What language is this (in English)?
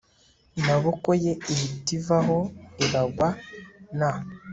Kinyarwanda